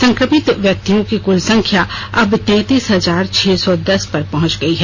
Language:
Hindi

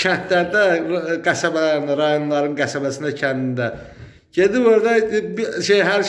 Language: Turkish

